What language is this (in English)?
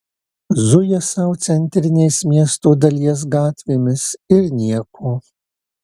Lithuanian